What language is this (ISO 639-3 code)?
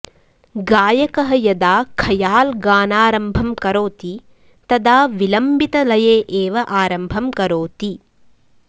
san